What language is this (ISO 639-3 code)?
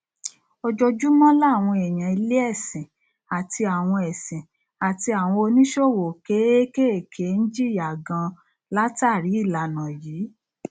yor